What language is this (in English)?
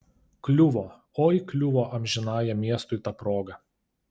Lithuanian